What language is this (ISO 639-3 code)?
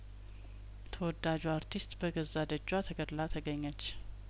amh